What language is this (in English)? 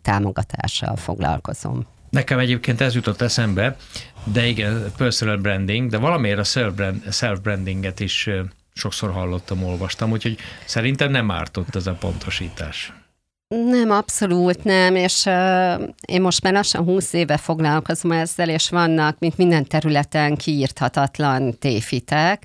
Hungarian